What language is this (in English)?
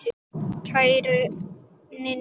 Icelandic